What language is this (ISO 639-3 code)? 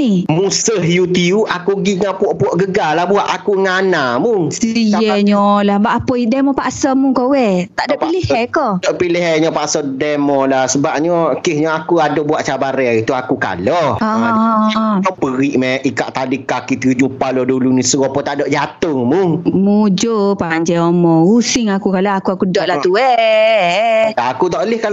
msa